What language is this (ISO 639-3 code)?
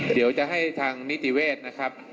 tha